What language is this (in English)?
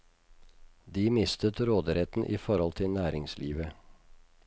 Norwegian